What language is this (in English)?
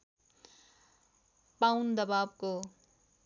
Nepali